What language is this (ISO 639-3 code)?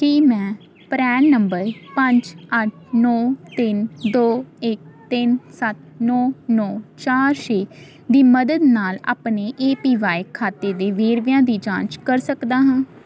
pan